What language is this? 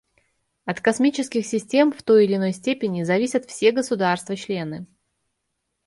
Russian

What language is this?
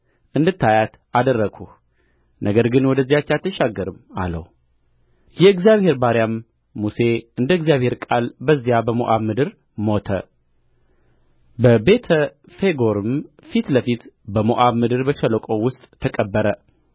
Amharic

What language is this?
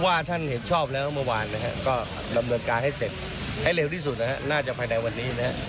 Thai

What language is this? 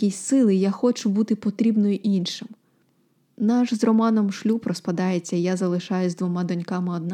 Ukrainian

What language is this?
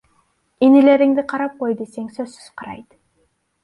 Kyrgyz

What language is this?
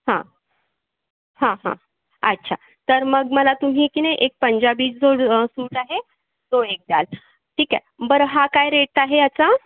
Marathi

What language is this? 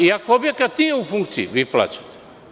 Serbian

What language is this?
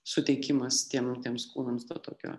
Lithuanian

